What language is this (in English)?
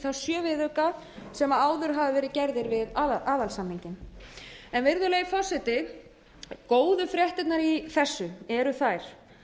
Icelandic